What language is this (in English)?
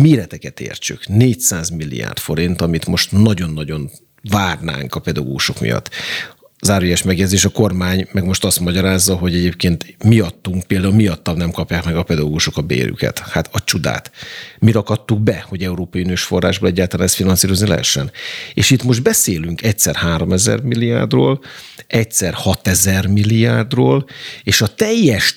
Hungarian